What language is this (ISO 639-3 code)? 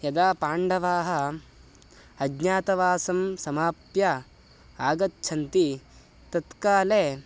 san